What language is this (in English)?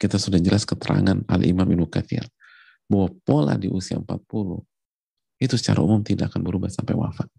Indonesian